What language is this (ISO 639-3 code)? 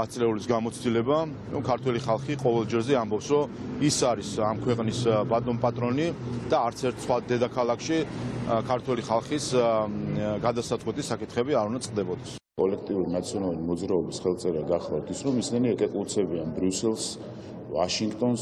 ron